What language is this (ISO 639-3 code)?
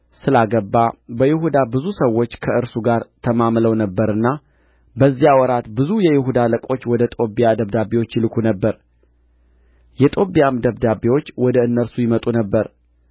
amh